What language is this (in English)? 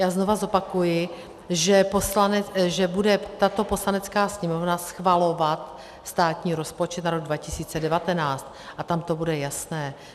Czech